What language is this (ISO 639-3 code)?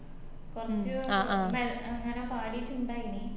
mal